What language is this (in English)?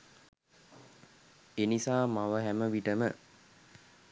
Sinhala